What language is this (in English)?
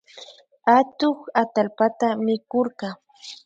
Imbabura Highland Quichua